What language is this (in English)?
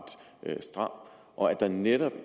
Danish